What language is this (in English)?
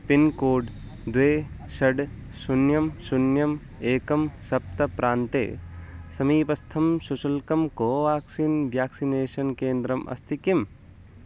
Sanskrit